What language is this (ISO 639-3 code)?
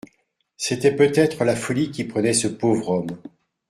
fra